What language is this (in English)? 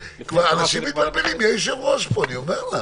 Hebrew